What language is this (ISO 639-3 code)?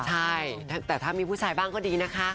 tha